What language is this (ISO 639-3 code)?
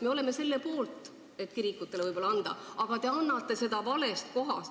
est